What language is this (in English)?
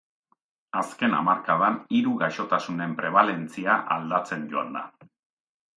Basque